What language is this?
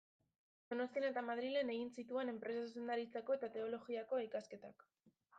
Basque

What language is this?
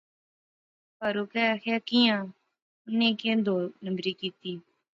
Pahari-Potwari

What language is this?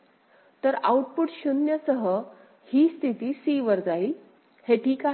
Marathi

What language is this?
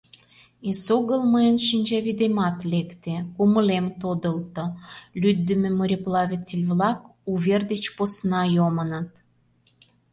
Mari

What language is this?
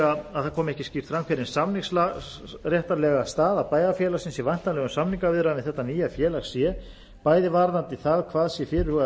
Icelandic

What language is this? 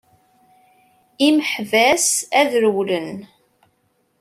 Kabyle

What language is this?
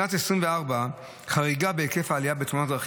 Hebrew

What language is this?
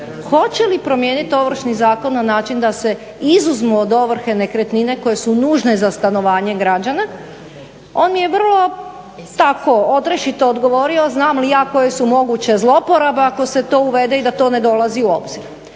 Croatian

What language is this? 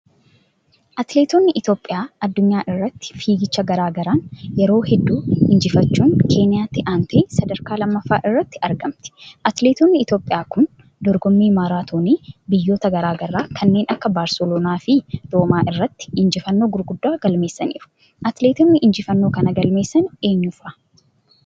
Oromo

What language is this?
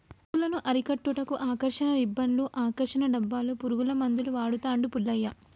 Telugu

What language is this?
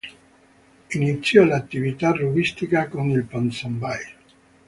Italian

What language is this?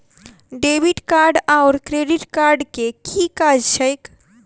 Maithili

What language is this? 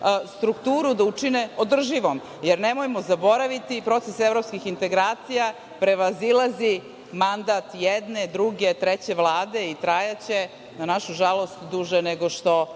Serbian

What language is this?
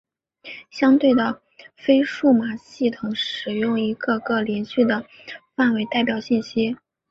Chinese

